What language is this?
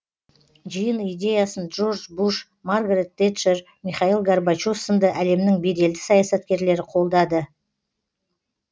Kazakh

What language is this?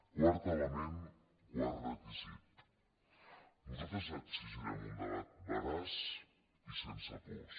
Catalan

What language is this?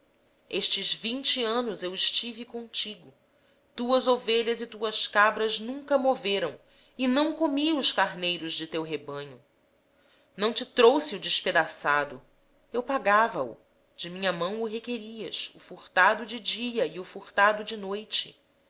Portuguese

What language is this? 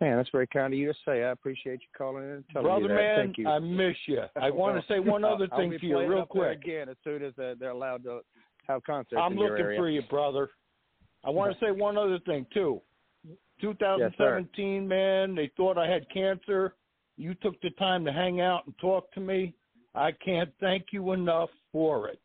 English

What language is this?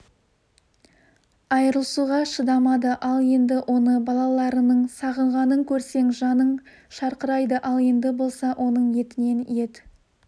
Kazakh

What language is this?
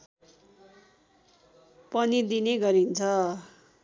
Nepali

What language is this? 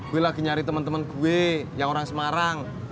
Indonesian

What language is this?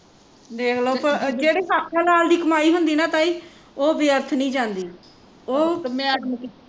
Punjabi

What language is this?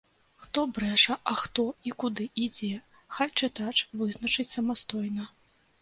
Belarusian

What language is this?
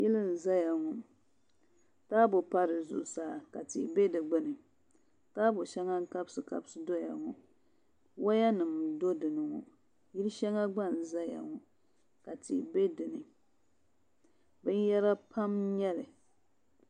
Dagbani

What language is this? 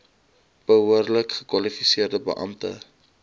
Afrikaans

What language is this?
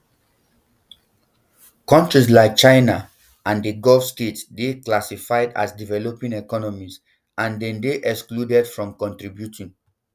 Nigerian Pidgin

